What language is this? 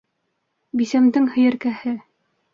Bashkir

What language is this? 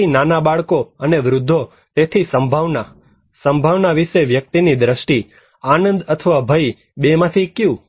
Gujarati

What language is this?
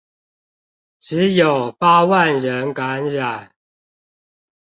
Chinese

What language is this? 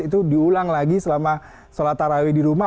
Indonesian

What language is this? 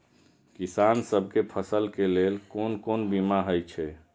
Maithili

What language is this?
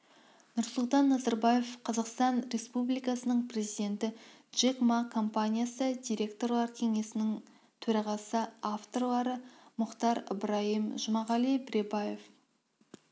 Kazakh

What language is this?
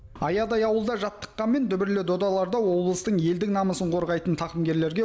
Kazakh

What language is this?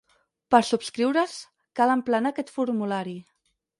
Catalan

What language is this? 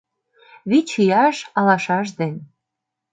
Mari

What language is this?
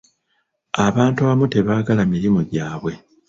Ganda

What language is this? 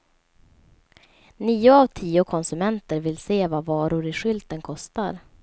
Swedish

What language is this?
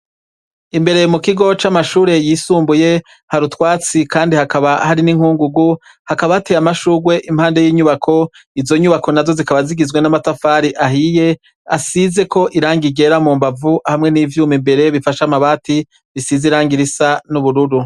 Rundi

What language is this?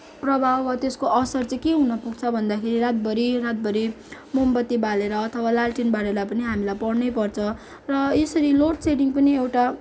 Nepali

